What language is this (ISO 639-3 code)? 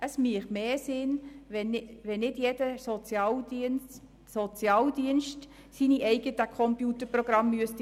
gsw